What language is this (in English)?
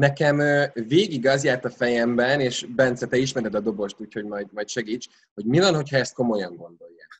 Hungarian